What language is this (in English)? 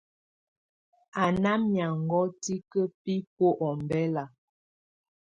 Tunen